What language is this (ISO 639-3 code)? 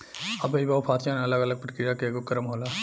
bho